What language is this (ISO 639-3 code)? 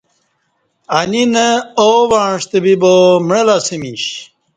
bsh